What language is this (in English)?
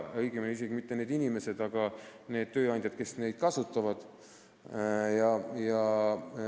Estonian